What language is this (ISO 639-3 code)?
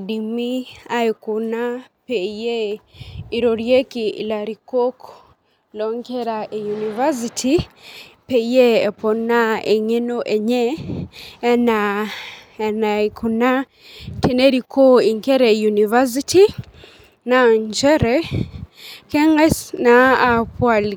mas